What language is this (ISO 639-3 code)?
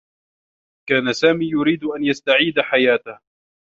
ara